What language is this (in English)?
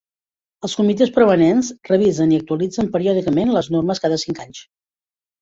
Catalan